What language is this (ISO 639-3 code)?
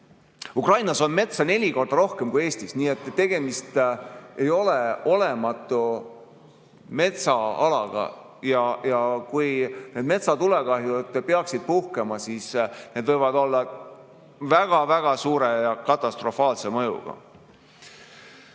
est